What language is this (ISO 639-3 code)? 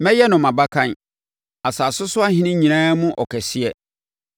aka